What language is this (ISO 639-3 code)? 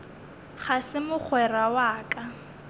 nso